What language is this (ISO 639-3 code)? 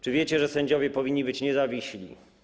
pol